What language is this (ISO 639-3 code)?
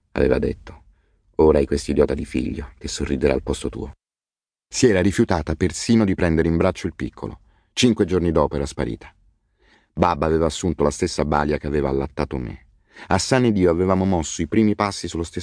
ita